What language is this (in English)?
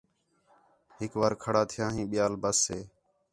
Khetrani